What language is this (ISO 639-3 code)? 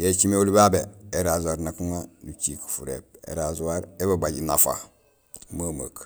gsl